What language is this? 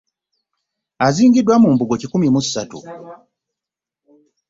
Ganda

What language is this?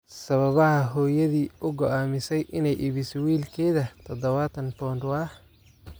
Somali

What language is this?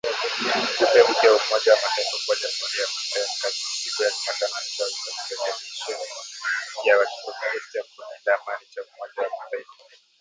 Swahili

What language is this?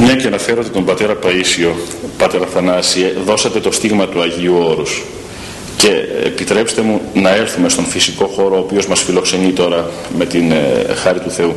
Greek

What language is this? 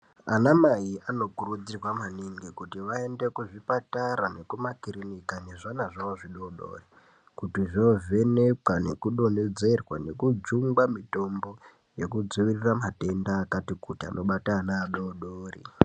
Ndau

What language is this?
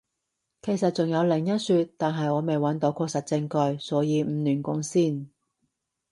Cantonese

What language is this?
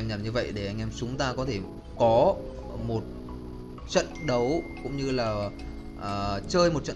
Vietnamese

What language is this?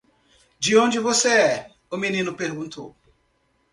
Portuguese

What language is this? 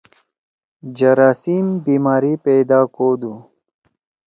Torwali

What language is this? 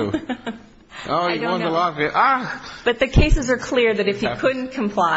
English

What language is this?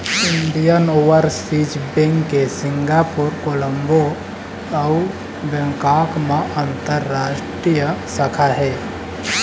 Chhattisgarhi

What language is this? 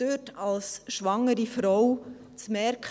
Swiss German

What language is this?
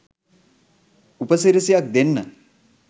Sinhala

